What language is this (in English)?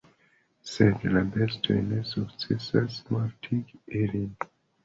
Esperanto